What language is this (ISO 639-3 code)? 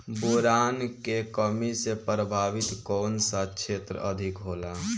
bho